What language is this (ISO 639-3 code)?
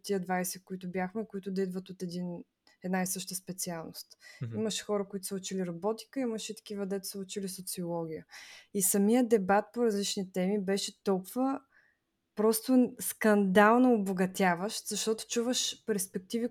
bul